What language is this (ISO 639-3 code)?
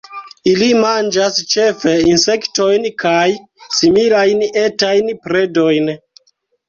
epo